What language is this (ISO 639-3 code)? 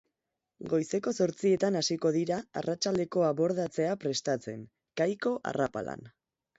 eus